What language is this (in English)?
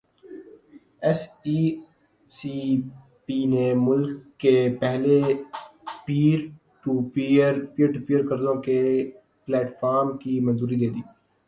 Urdu